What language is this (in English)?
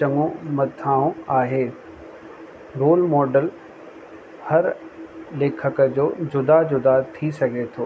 Sindhi